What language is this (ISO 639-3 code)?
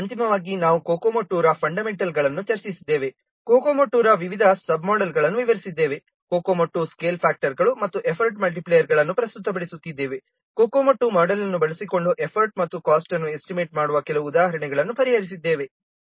kan